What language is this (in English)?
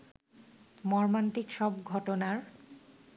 Bangla